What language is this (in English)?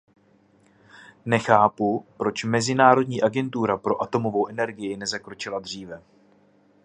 Czech